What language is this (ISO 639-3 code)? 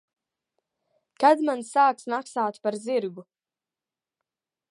lav